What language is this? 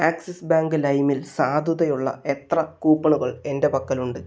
Malayalam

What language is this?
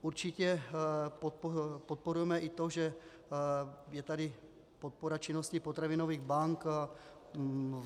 Czech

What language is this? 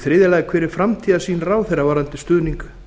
Icelandic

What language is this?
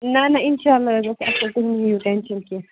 Kashmiri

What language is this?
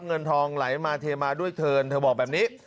Thai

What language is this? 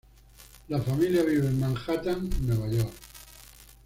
Spanish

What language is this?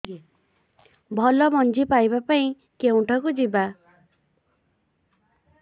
Odia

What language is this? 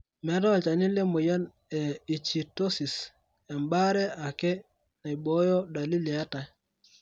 Masai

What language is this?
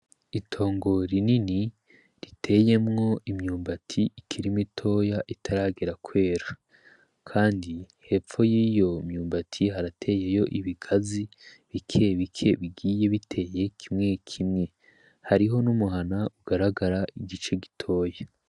Rundi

